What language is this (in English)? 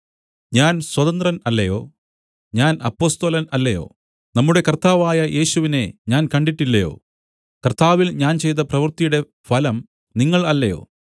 Malayalam